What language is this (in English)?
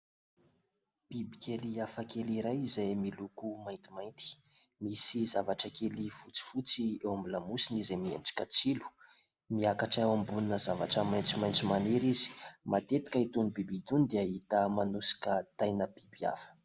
Malagasy